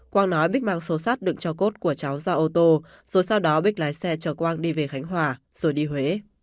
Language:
Vietnamese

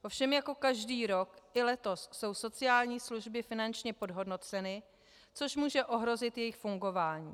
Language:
Czech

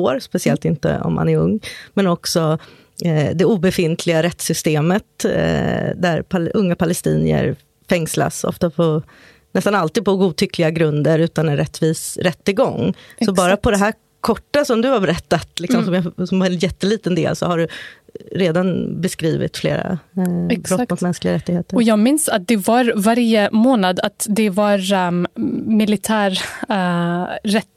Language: Swedish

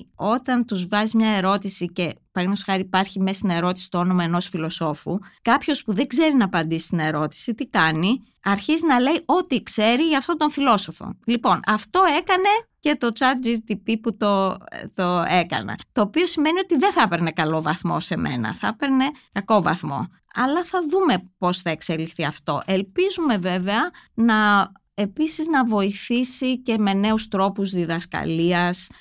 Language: Greek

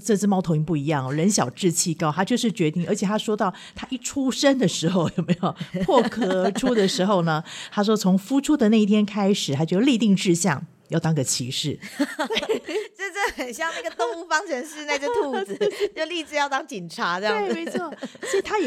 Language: Chinese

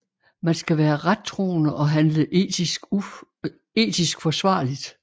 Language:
Danish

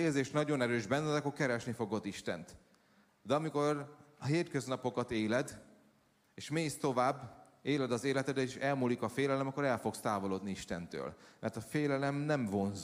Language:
Hungarian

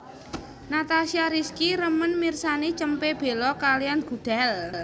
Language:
Javanese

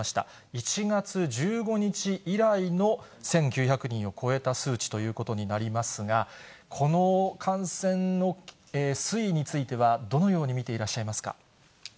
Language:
Japanese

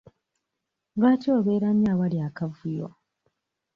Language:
Ganda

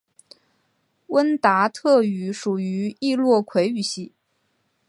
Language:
Chinese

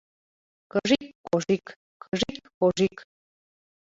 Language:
Mari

